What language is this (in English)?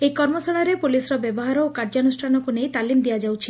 Odia